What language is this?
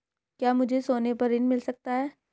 Hindi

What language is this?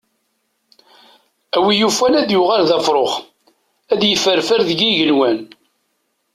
Kabyle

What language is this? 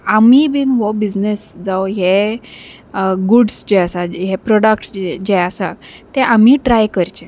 Konkani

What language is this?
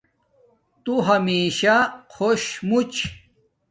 Domaaki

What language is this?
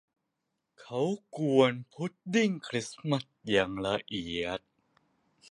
Thai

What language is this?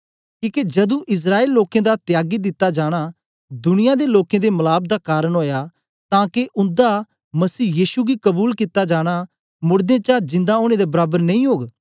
Dogri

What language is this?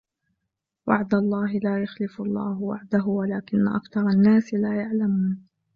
Arabic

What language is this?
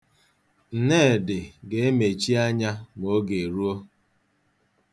Igbo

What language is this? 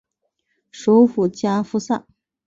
Chinese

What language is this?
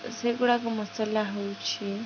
Odia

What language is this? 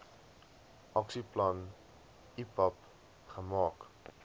Afrikaans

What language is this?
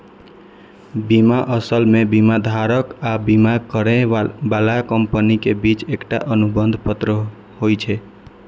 Maithili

